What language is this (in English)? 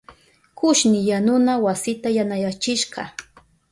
Southern Pastaza Quechua